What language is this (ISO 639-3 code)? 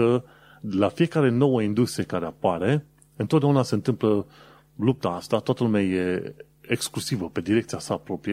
ron